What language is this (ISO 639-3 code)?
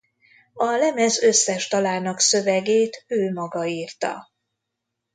hun